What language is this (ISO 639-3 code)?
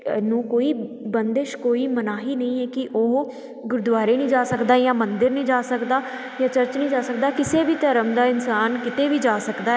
pan